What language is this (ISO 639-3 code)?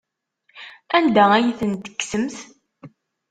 kab